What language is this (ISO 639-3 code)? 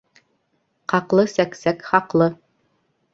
bak